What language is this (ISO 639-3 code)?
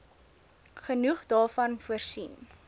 afr